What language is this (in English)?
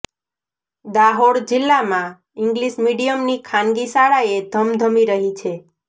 Gujarati